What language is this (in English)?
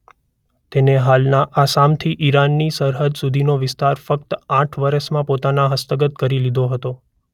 Gujarati